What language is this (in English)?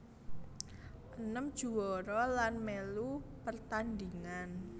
Javanese